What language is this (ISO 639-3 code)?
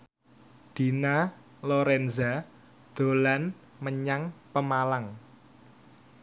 jav